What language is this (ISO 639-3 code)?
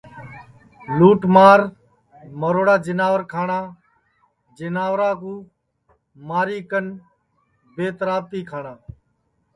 ssi